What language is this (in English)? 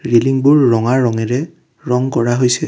Assamese